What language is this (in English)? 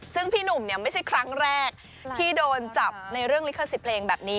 Thai